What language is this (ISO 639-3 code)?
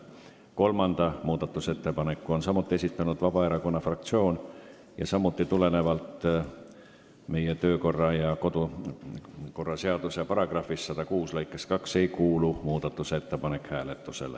est